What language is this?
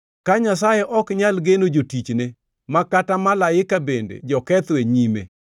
Luo (Kenya and Tanzania)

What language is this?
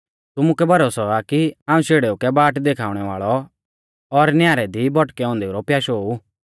Mahasu Pahari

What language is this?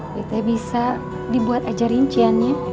Indonesian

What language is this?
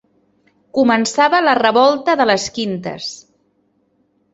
Catalan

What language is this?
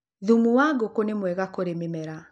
Kikuyu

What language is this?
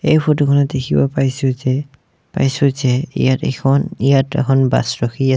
Assamese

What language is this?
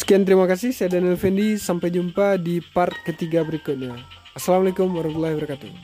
Indonesian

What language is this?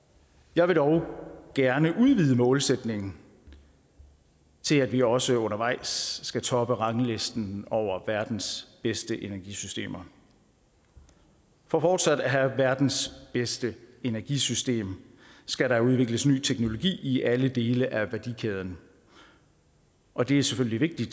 Danish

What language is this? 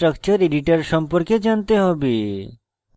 Bangla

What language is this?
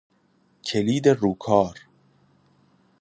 Persian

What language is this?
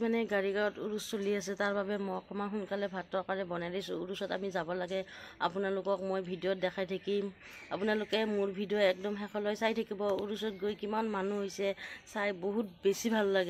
Arabic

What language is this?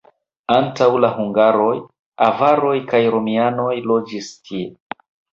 Esperanto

